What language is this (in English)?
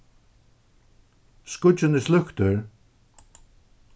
Faroese